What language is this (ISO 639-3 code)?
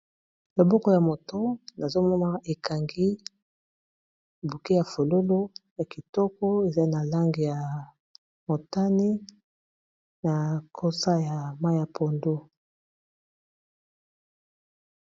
lin